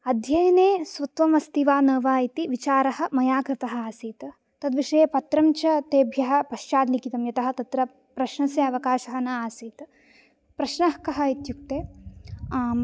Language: Sanskrit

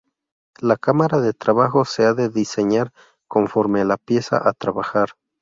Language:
Spanish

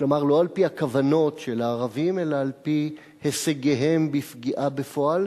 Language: Hebrew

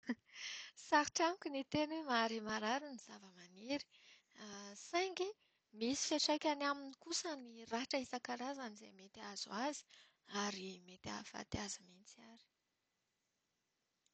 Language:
Malagasy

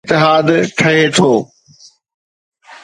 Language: Sindhi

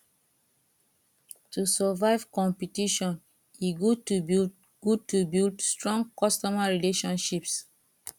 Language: Nigerian Pidgin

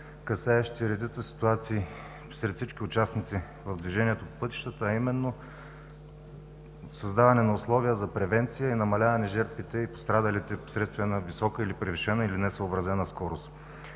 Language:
Bulgarian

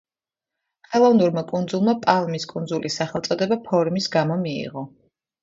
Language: Georgian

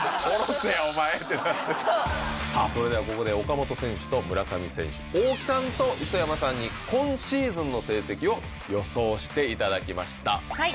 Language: Japanese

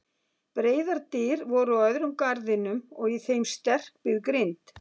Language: Icelandic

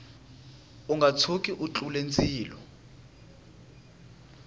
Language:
Tsonga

